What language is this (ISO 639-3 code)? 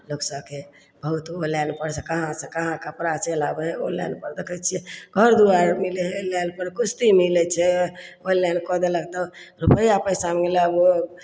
mai